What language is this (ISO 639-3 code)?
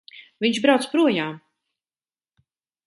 lav